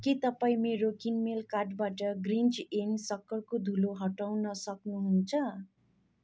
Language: Nepali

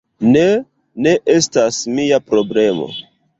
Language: Esperanto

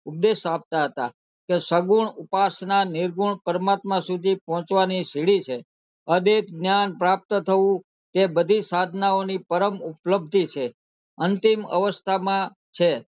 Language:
Gujarati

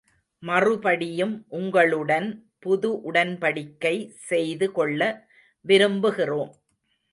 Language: Tamil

